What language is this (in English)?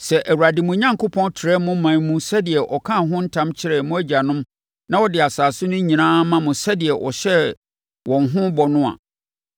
Akan